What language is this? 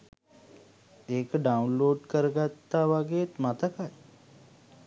Sinhala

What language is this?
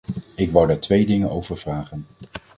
Dutch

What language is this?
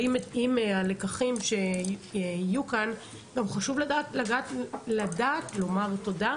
Hebrew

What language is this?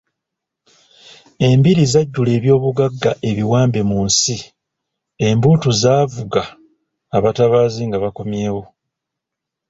Ganda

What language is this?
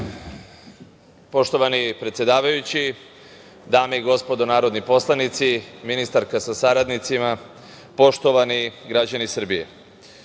Serbian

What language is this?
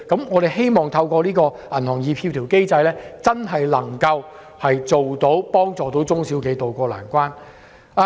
Cantonese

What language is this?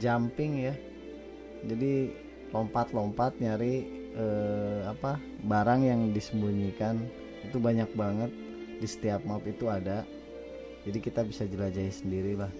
Indonesian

